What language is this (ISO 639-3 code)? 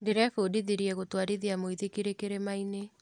kik